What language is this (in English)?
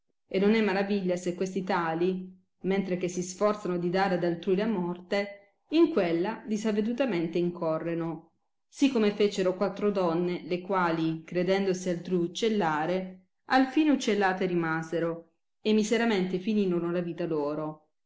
Italian